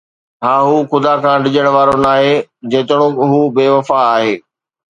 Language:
Sindhi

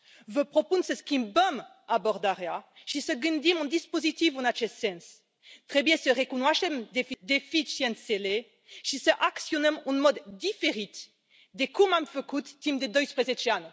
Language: Romanian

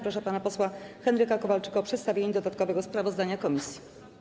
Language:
Polish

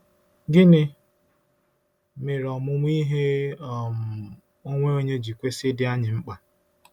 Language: Igbo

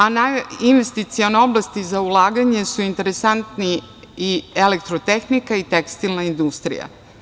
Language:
Serbian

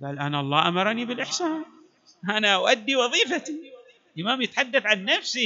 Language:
Arabic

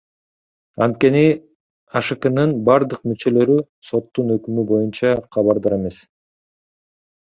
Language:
Kyrgyz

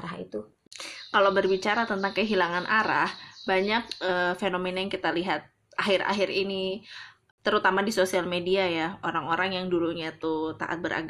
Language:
Indonesian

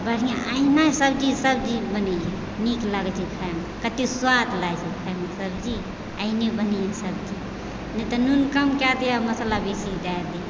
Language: Maithili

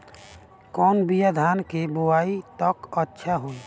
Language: Bhojpuri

